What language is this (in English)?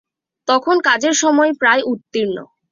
Bangla